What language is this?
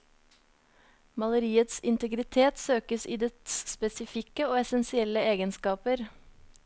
Norwegian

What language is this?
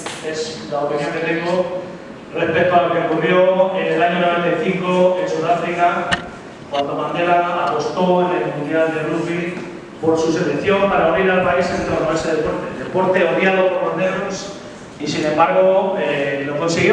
Spanish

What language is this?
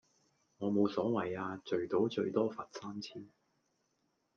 Cantonese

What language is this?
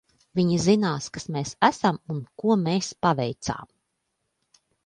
Latvian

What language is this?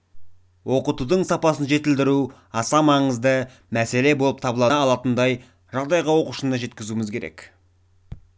Kazakh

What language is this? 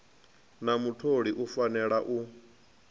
Venda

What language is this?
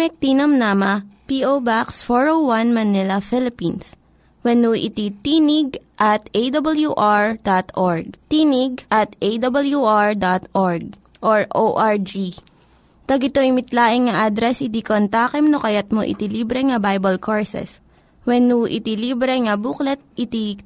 Filipino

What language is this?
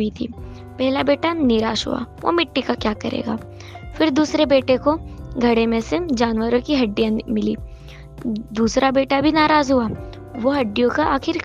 Hindi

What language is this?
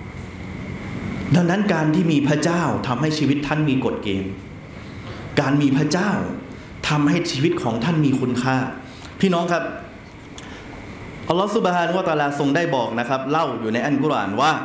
Thai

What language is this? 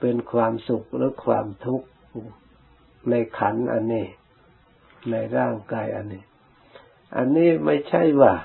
Thai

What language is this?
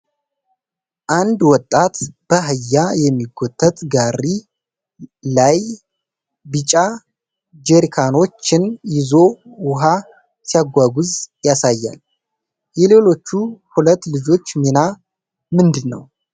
Amharic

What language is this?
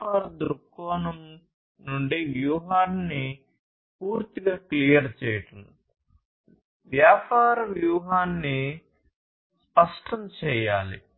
Telugu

